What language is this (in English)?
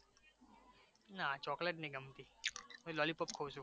Gujarati